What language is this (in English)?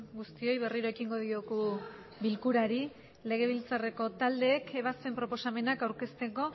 Basque